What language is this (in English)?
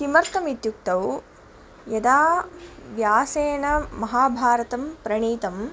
Sanskrit